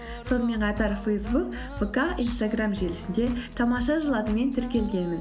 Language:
Kazakh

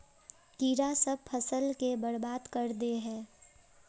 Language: Magahi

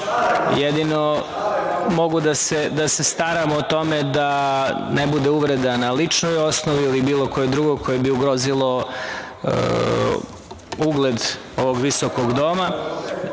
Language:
Serbian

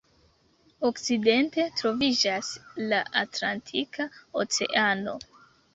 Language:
Esperanto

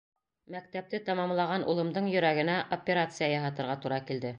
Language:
Bashkir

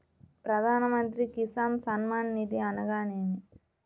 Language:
Telugu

